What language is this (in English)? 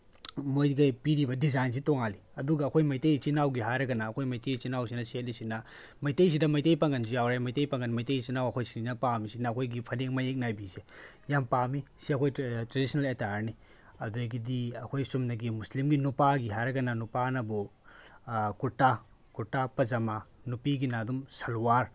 Manipuri